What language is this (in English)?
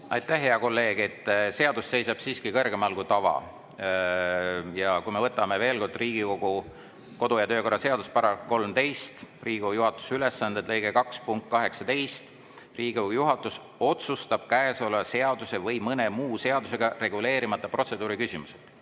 Estonian